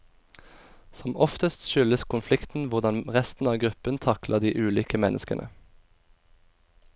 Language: Norwegian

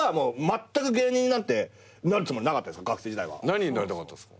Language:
Japanese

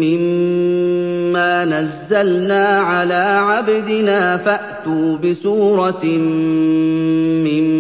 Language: Arabic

